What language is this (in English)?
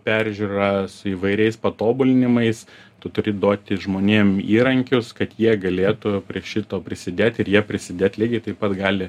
Lithuanian